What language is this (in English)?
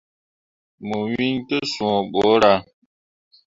Mundang